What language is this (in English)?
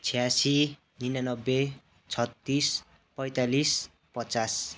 Nepali